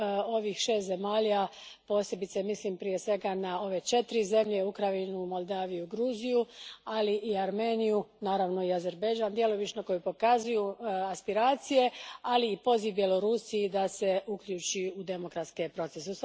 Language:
Croatian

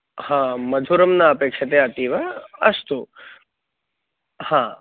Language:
Sanskrit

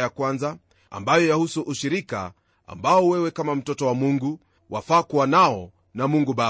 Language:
Swahili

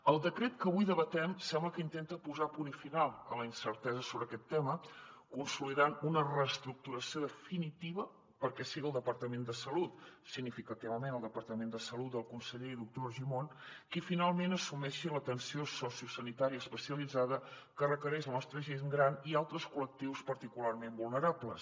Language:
Catalan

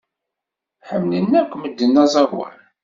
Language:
Kabyle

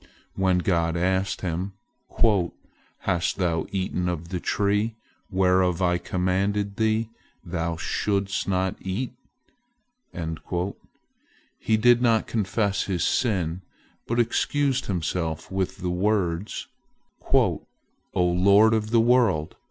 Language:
English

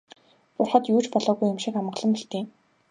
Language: Mongolian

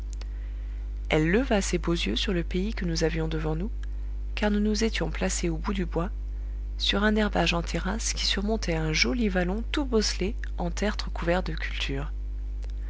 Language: French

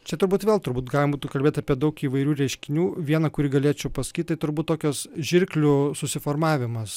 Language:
Lithuanian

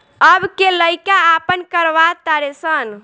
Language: Bhojpuri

